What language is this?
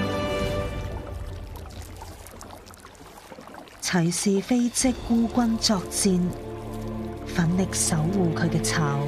Chinese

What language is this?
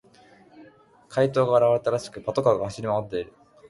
Japanese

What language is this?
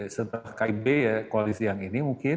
Indonesian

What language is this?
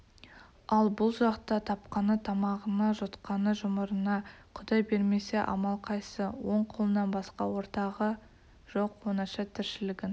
Kazakh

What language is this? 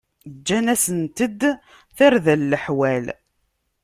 Kabyle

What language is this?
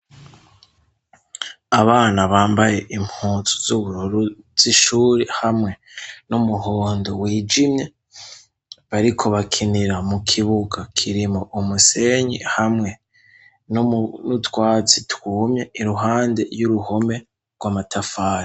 Rundi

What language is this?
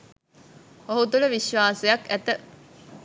Sinhala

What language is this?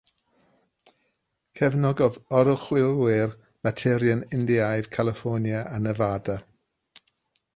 Welsh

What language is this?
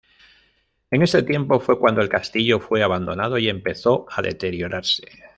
Spanish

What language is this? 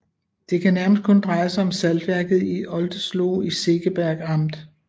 Danish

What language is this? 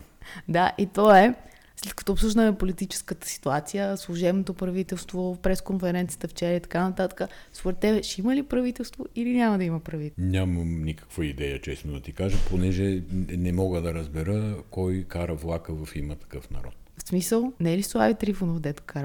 Bulgarian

